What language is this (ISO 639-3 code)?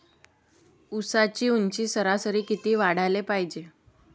mar